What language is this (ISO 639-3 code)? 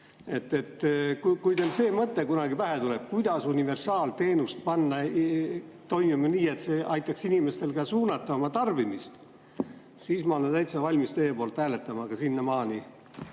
est